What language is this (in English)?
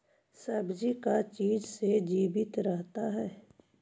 Magahi